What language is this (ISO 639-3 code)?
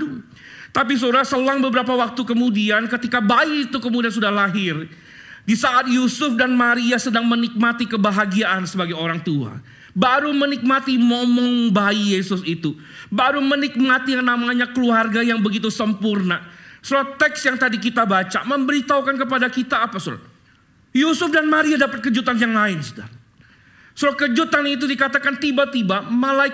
ind